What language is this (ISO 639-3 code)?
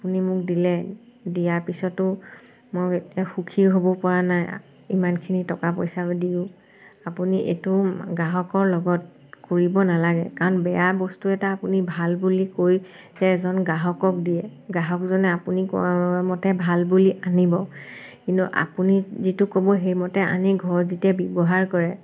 asm